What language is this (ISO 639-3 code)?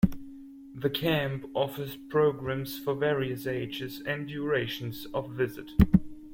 eng